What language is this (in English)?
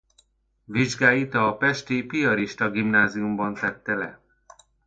Hungarian